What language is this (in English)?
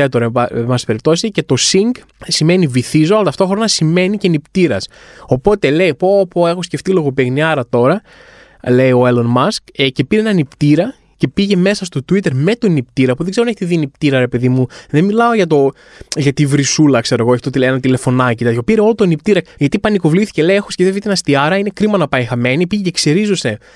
Greek